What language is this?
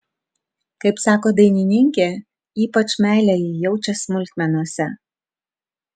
Lithuanian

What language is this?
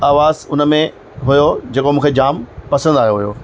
Sindhi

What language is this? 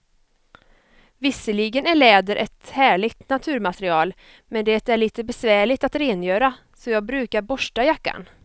Swedish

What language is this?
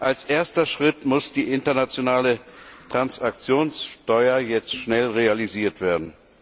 German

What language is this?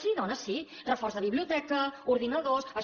Catalan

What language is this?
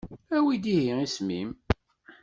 Kabyle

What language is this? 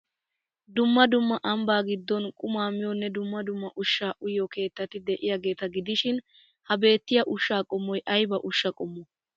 Wolaytta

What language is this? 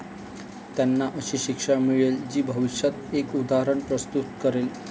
Marathi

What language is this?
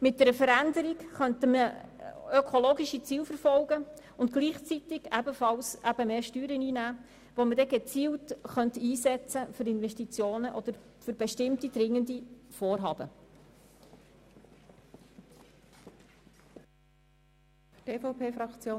Swiss German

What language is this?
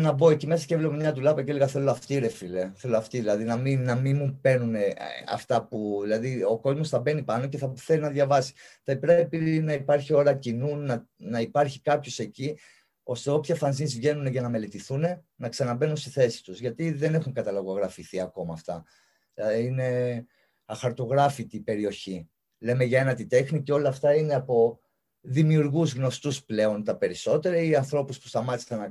Greek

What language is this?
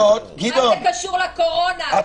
Hebrew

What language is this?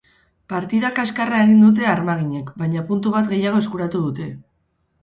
Basque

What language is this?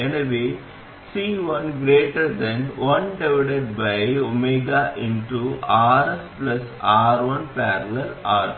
Tamil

